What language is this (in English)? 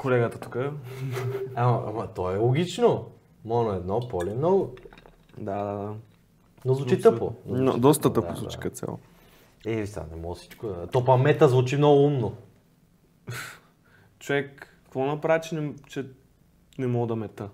Bulgarian